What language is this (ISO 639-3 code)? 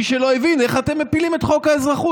heb